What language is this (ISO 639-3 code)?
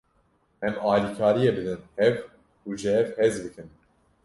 kur